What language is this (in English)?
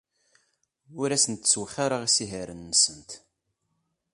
Kabyle